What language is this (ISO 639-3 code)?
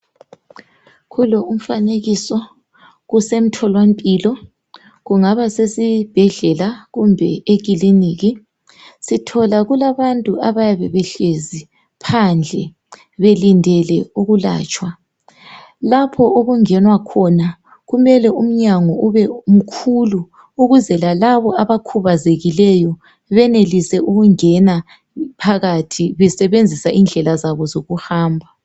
nde